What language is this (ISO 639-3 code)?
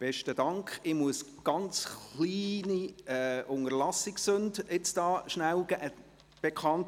gsw